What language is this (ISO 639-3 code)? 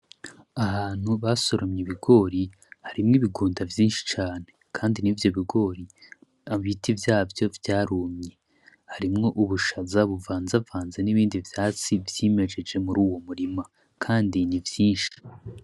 run